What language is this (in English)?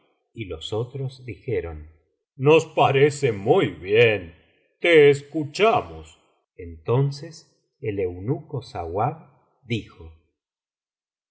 Spanish